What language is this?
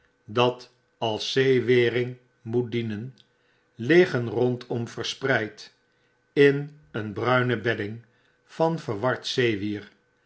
Dutch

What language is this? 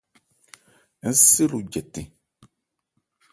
Ebrié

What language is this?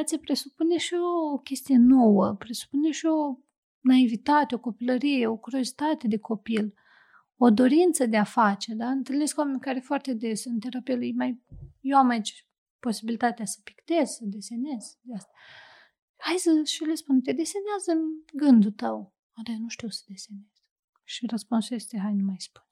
Romanian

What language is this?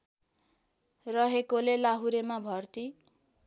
Nepali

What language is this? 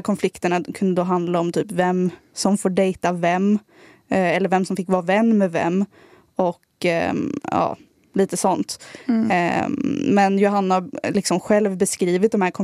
Swedish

